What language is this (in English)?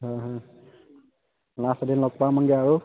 Assamese